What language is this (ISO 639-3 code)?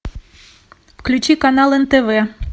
rus